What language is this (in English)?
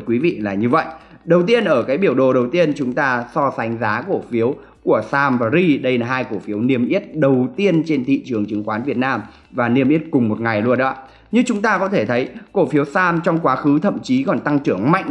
Vietnamese